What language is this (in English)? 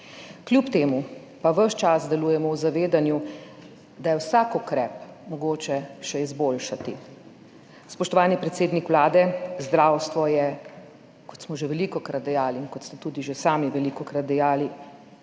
Slovenian